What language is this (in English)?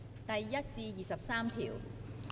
Cantonese